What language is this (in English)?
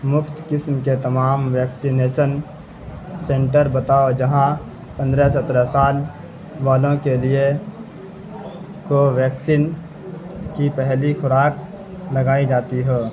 Urdu